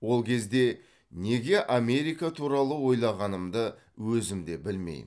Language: Kazakh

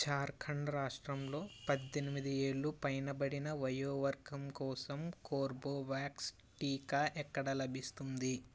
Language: Telugu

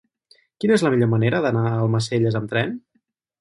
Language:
Catalan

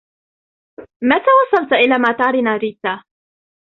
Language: Arabic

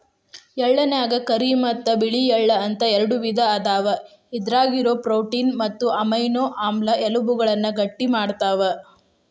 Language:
Kannada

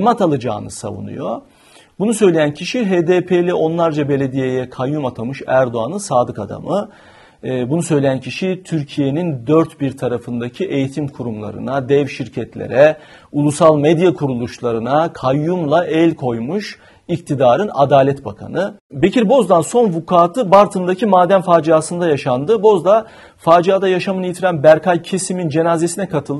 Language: Turkish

